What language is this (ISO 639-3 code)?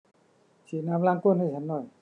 tha